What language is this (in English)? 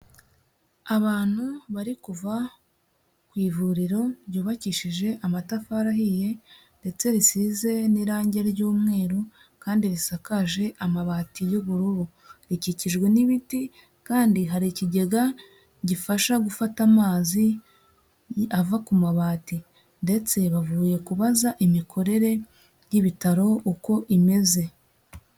Kinyarwanda